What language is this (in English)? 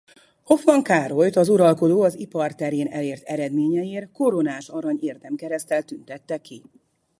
Hungarian